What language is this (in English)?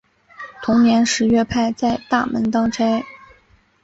Chinese